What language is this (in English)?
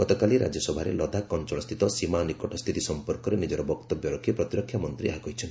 Odia